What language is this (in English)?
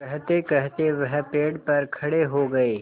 Hindi